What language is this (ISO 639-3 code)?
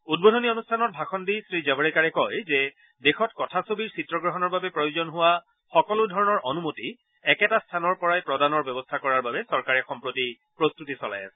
asm